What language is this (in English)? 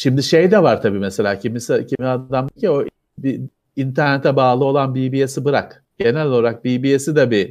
Turkish